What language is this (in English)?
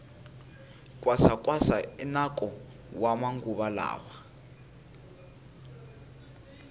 Tsonga